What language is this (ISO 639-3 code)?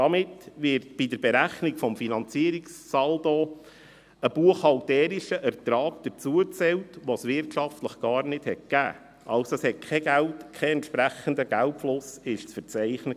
gsw